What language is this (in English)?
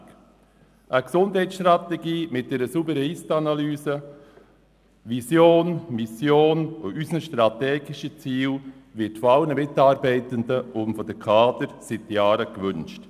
Swiss German